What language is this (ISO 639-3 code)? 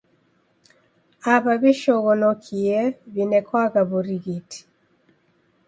dav